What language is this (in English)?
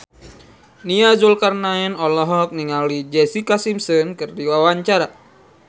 Sundanese